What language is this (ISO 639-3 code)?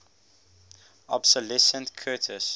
eng